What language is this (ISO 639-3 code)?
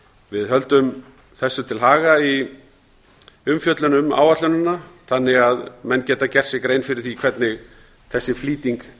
isl